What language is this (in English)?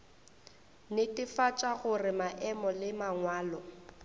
Northern Sotho